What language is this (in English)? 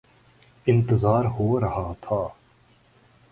Urdu